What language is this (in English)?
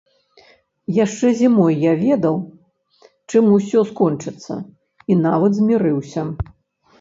Belarusian